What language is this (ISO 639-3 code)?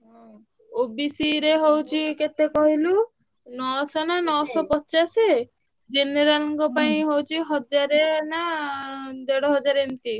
ori